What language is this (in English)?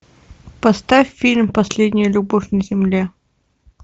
Russian